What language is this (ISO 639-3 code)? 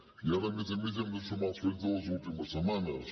cat